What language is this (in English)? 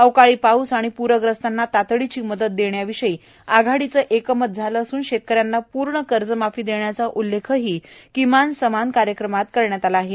Marathi